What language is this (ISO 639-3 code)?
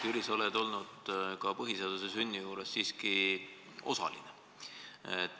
est